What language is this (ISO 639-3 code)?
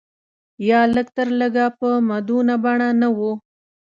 pus